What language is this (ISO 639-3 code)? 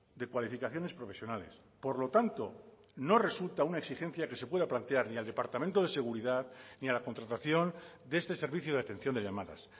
spa